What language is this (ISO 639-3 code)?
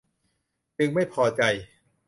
tha